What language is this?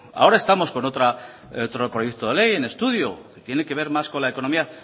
Spanish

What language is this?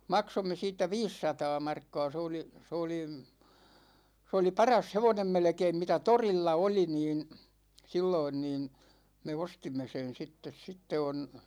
Finnish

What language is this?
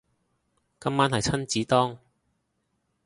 Cantonese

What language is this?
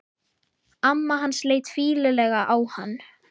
Icelandic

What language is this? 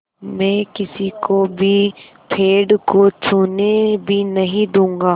Hindi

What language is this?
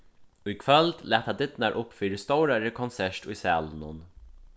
Faroese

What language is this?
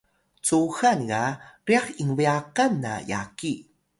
Atayal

